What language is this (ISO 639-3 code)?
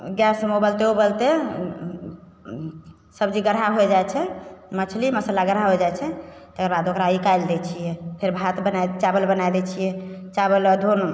mai